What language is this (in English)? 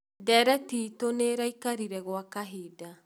Kikuyu